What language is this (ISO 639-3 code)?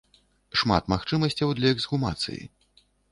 bel